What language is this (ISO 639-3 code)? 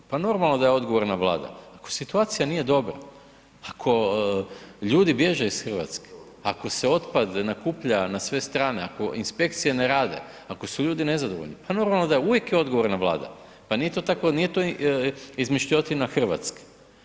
hrv